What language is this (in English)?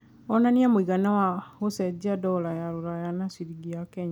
Kikuyu